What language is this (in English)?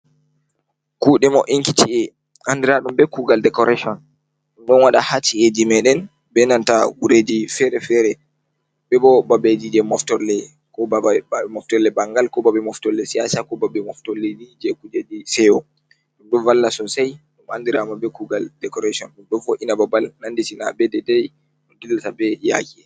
Fula